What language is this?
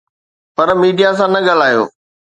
Sindhi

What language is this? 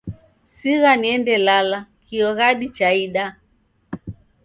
Taita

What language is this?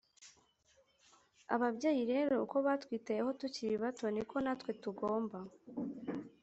Kinyarwanda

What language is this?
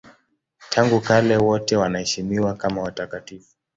Swahili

